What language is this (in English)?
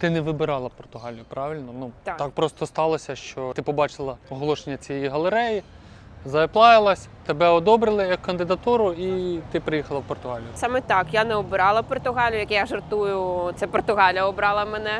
Ukrainian